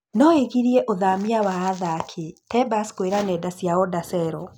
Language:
Kikuyu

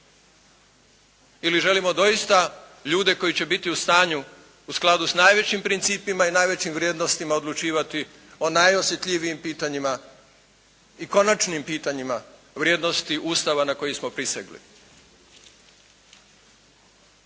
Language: Croatian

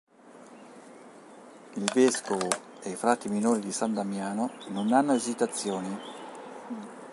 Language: Italian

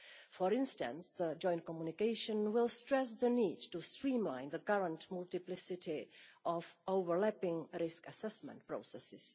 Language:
English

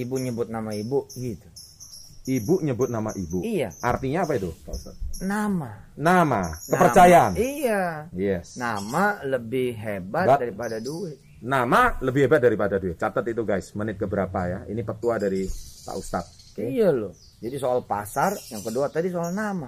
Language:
Indonesian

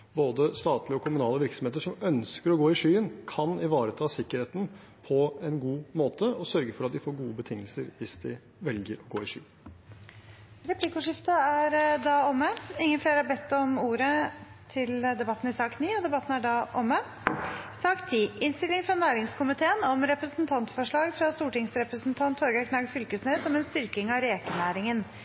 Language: Norwegian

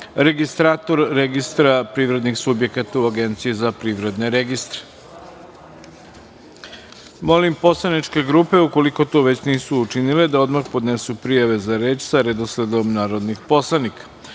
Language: Serbian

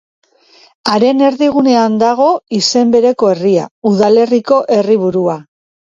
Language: Basque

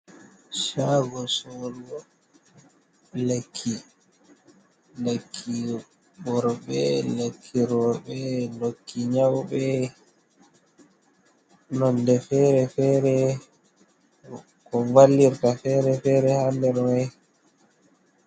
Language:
Fula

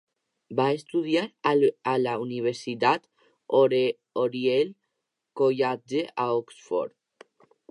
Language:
Catalan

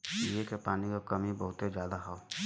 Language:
Bhojpuri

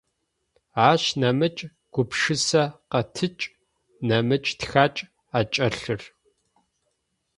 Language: Adyghe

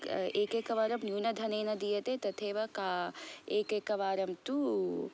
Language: Sanskrit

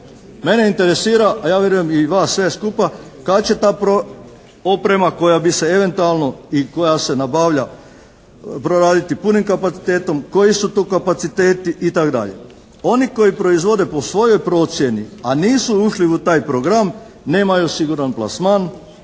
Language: Croatian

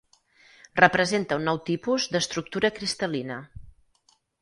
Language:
Catalan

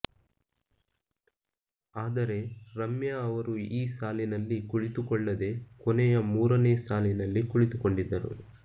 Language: Kannada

